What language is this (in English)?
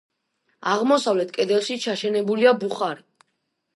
Georgian